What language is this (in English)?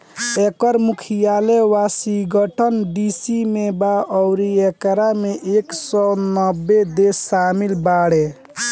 Bhojpuri